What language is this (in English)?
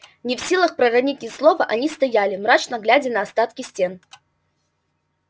Russian